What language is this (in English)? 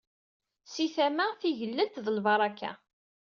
Kabyle